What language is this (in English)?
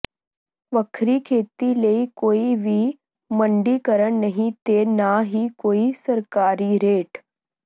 Punjabi